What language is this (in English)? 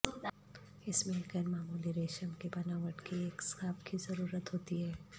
Urdu